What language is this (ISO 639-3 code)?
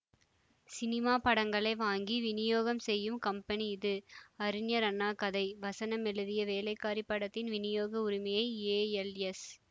tam